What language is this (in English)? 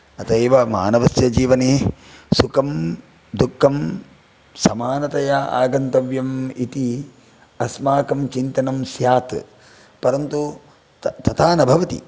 Sanskrit